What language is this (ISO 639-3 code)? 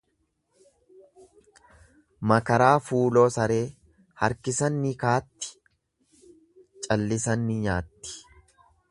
orm